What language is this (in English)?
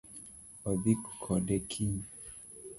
Luo (Kenya and Tanzania)